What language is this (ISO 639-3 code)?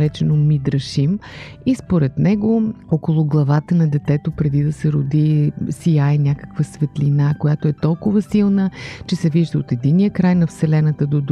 bul